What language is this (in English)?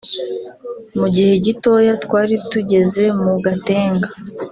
Kinyarwanda